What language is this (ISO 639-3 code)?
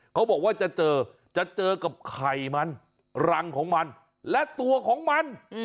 tha